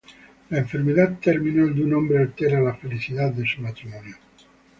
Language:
Spanish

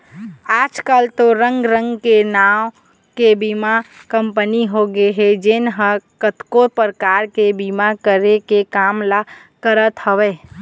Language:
Chhattisgarhi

